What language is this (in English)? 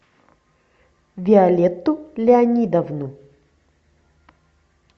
Russian